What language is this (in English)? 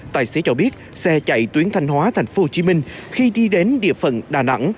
Vietnamese